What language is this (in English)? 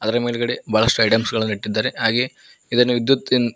Kannada